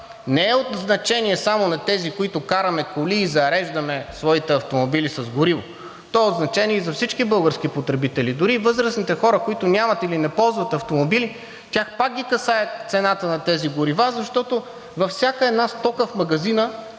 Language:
Bulgarian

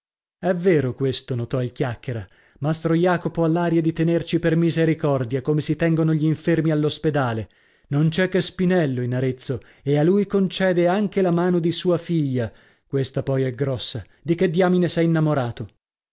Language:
Italian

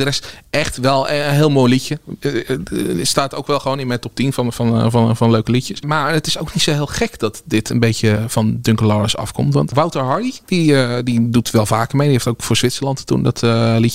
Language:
Dutch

